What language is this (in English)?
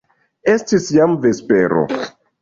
Esperanto